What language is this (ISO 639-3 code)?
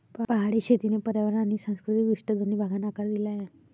mar